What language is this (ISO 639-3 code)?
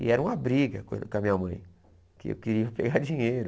por